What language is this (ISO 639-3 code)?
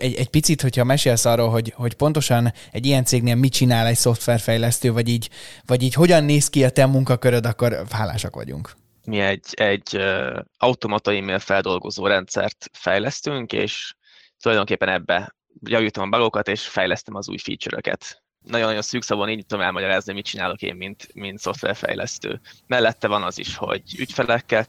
hun